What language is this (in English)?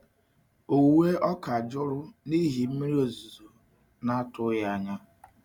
Igbo